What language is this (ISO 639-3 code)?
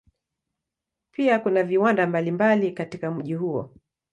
swa